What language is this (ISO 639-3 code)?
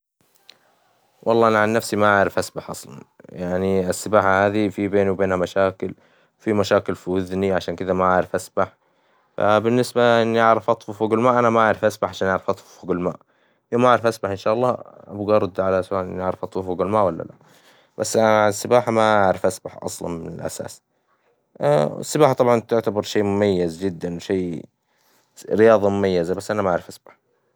acw